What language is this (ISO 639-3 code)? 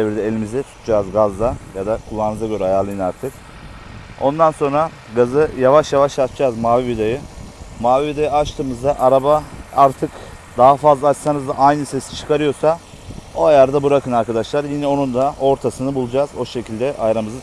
tur